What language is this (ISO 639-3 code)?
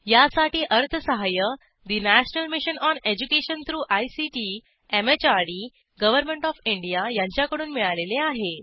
mar